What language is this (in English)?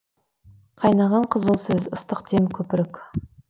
Kazakh